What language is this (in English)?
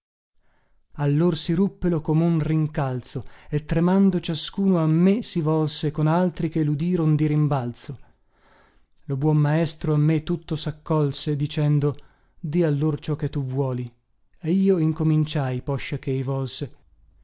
Italian